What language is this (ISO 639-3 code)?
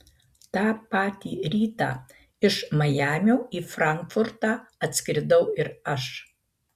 lit